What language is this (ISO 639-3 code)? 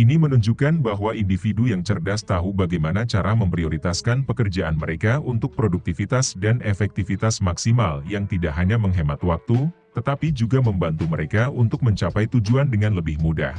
ind